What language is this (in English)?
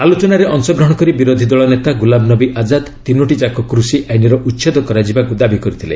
Odia